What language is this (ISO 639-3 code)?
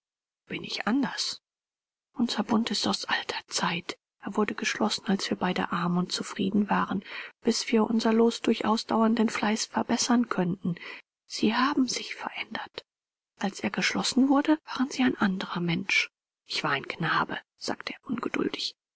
deu